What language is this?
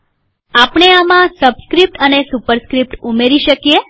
Gujarati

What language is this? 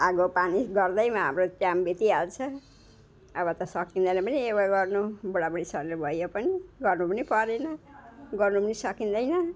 Nepali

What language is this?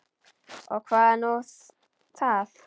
Icelandic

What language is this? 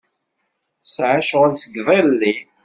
Kabyle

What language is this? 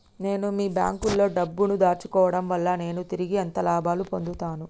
Telugu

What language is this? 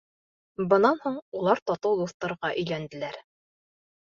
Bashkir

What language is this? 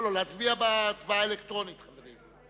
Hebrew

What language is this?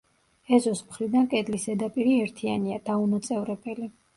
Georgian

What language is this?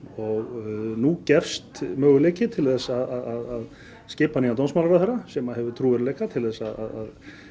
Icelandic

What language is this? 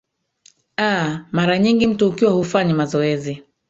Swahili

